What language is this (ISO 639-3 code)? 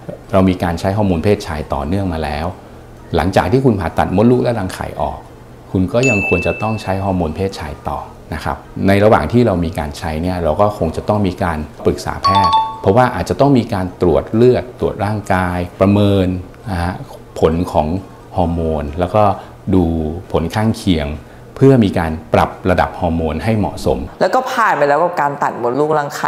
tha